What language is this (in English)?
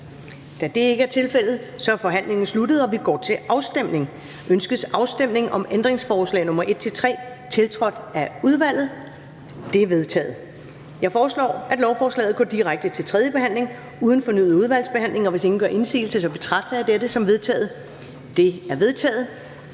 Danish